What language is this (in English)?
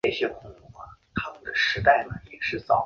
Chinese